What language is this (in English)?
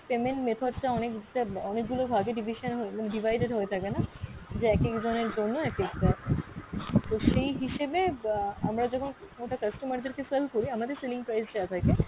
Bangla